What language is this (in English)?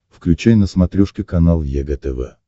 Russian